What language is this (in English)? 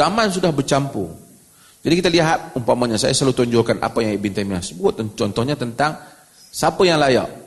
Malay